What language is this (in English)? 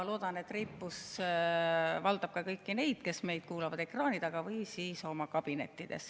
Estonian